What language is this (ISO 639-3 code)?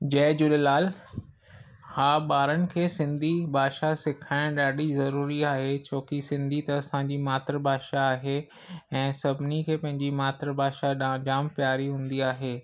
snd